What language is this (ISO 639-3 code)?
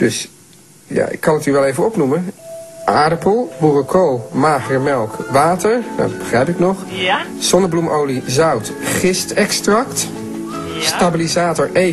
nld